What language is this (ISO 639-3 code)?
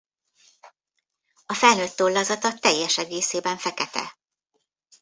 hun